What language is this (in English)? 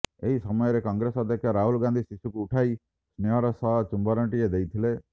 Odia